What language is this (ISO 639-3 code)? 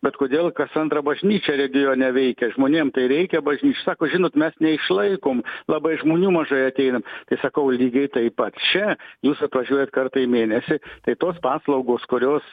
lit